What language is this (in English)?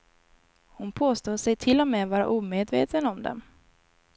Swedish